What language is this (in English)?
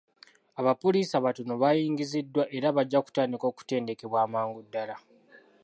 Ganda